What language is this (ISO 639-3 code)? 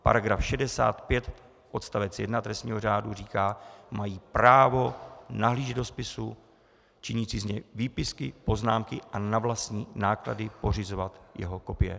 ces